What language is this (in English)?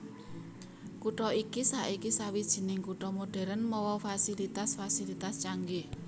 Javanese